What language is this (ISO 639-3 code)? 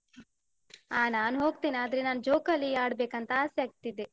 kan